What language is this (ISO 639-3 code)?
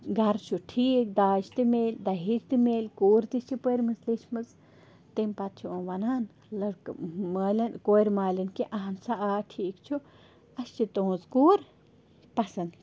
kas